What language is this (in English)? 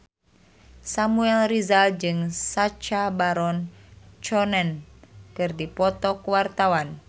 Sundanese